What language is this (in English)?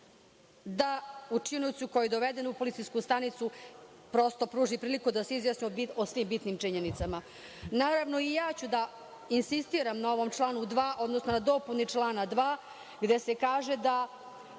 Serbian